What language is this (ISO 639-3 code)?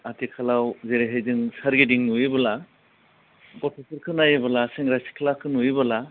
brx